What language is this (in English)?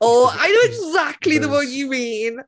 English